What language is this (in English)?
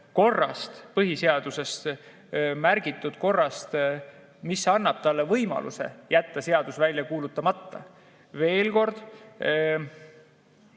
Estonian